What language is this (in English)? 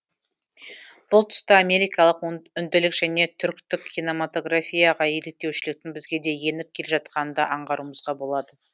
Kazakh